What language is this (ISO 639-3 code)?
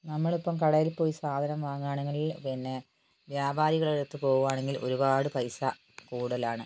mal